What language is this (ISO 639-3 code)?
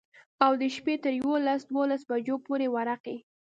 pus